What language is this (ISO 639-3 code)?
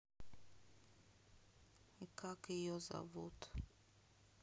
rus